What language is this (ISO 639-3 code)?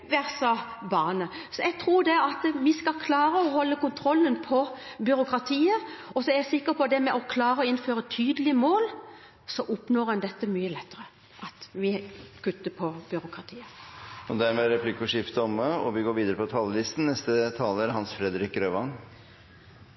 nor